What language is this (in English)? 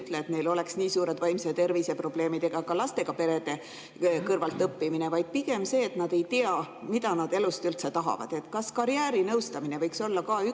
Estonian